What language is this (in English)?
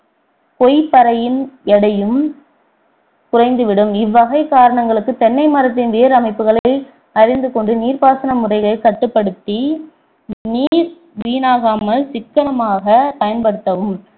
Tamil